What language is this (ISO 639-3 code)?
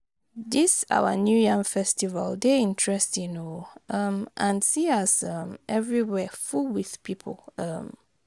pcm